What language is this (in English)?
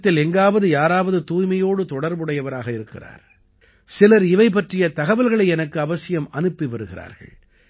Tamil